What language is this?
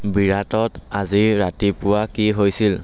Assamese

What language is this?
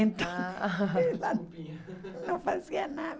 Portuguese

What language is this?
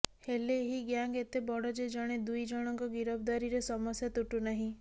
Odia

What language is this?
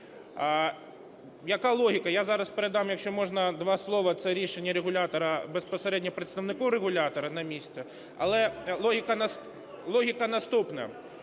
Ukrainian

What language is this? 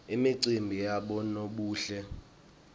Swati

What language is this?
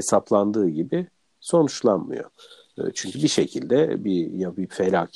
Turkish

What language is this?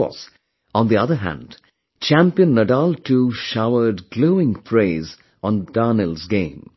English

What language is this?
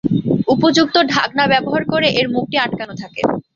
Bangla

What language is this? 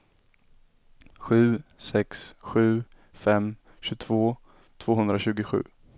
Swedish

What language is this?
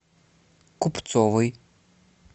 Russian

